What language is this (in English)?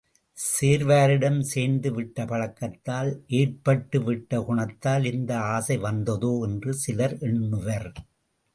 Tamil